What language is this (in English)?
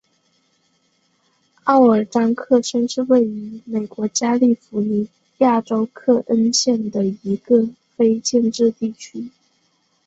Chinese